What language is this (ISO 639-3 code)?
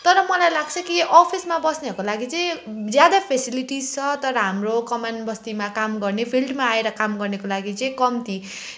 nep